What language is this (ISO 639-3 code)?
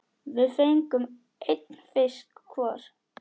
isl